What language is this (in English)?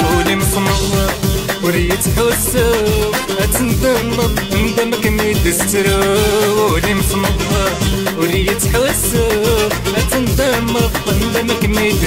Arabic